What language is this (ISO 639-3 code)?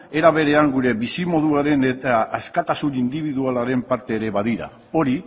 eus